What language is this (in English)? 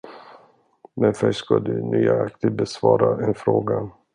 Swedish